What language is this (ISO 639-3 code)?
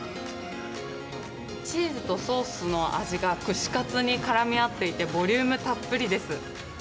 jpn